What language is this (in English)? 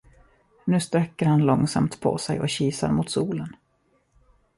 Swedish